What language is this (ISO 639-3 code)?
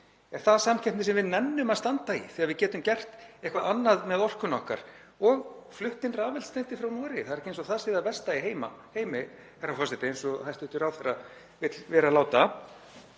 isl